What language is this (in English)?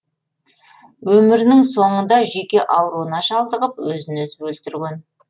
Kazakh